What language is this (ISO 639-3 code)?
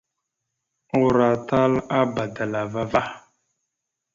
mxu